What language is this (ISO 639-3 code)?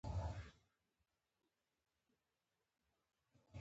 pus